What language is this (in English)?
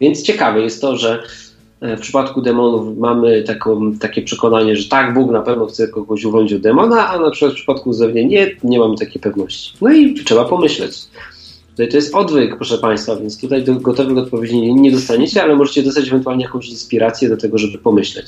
Polish